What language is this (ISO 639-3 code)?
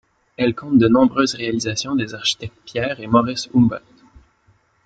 fra